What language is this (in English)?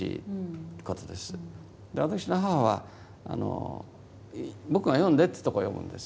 Japanese